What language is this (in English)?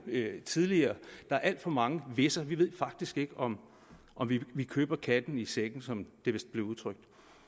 Danish